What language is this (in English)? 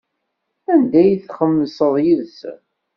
Kabyle